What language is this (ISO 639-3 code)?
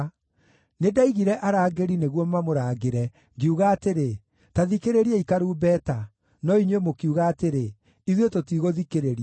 kik